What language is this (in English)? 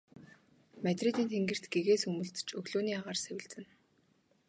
Mongolian